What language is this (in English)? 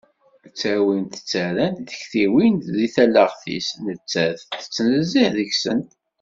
Kabyle